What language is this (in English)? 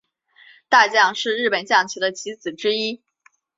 Chinese